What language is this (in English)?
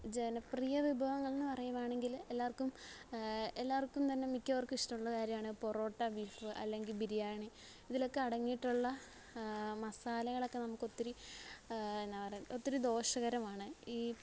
Malayalam